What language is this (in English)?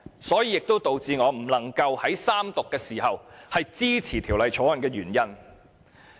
Cantonese